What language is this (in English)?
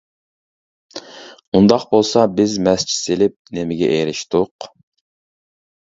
Uyghur